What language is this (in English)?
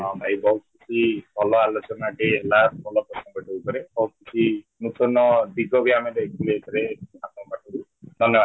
Odia